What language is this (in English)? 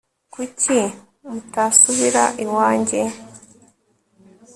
Kinyarwanda